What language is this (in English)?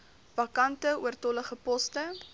Afrikaans